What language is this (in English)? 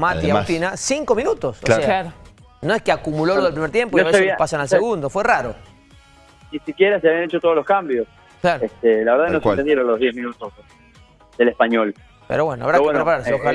Spanish